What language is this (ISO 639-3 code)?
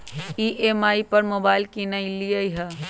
mag